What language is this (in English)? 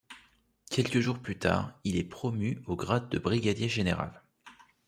French